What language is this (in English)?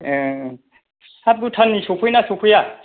Bodo